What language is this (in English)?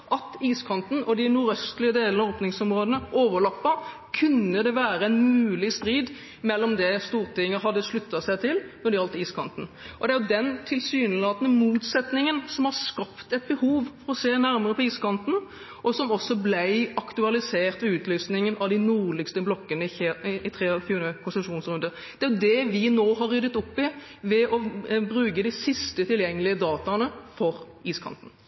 Norwegian Bokmål